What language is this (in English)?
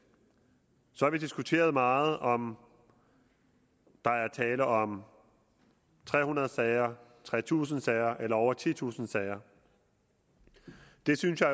Danish